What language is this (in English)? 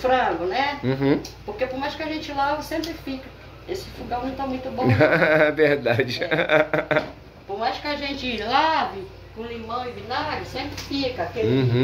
Portuguese